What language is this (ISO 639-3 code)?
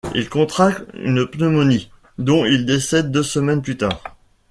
fra